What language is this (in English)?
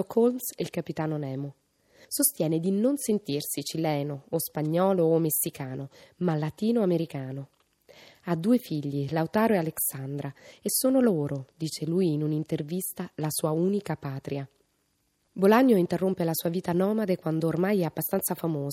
Italian